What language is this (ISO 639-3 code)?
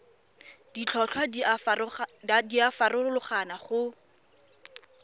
tsn